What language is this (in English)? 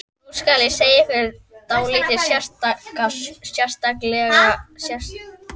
Icelandic